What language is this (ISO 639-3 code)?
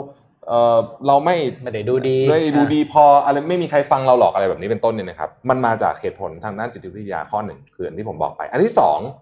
tha